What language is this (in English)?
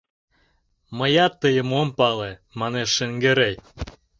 Mari